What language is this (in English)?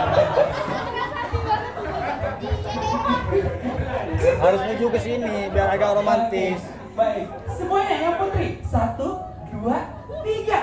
Indonesian